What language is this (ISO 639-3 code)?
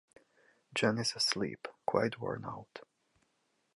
eng